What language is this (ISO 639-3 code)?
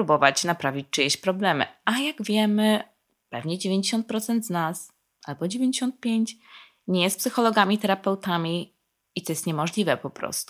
pol